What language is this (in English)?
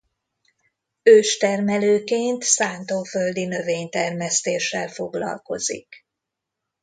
Hungarian